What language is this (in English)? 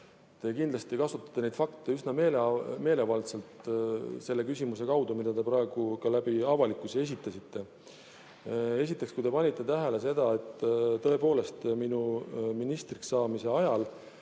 Estonian